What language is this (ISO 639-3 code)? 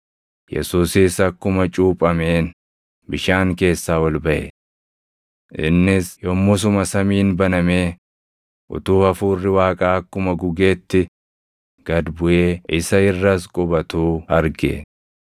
orm